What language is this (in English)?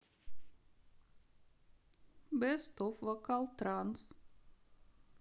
Russian